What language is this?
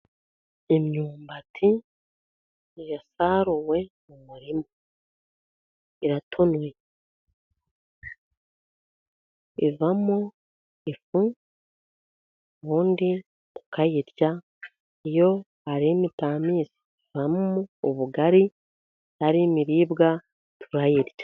Kinyarwanda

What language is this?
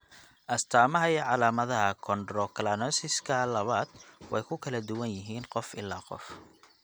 Somali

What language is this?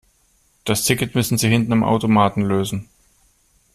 German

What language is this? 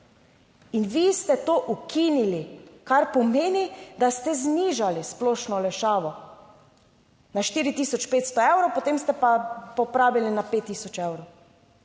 Slovenian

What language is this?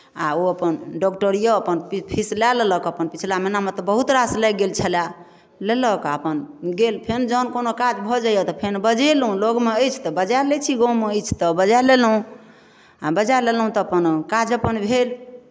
Maithili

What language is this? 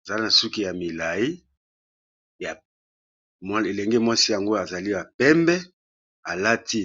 Lingala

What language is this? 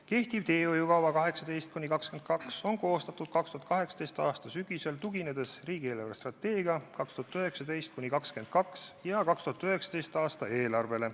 Estonian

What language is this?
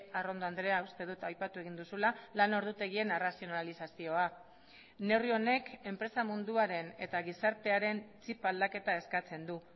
Basque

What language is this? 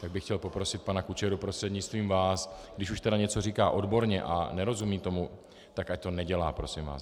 Czech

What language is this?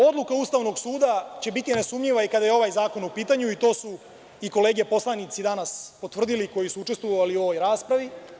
Serbian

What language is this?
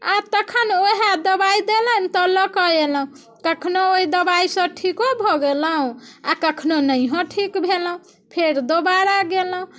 Maithili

